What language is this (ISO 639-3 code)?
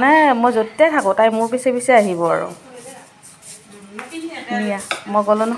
ara